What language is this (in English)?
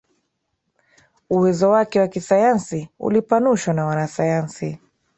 Swahili